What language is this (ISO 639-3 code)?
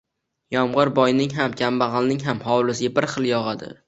uzb